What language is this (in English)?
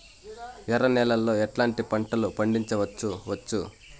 Telugu